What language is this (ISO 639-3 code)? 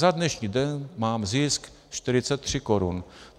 ces